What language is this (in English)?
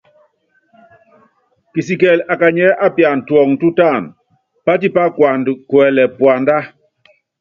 Yangben